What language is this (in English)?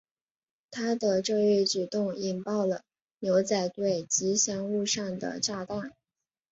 Chinese